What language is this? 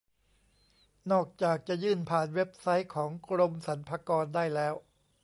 Thai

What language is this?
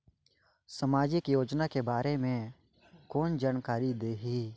Chhattisgarhi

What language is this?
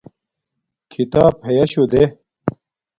Domaaki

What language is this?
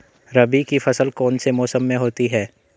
Hindi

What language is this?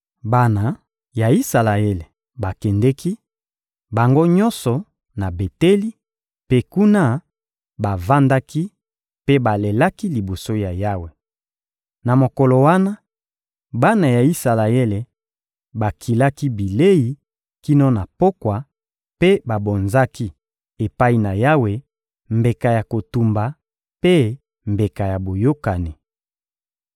Lingala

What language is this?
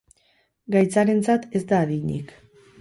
Basque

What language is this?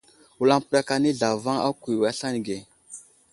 Wuzlam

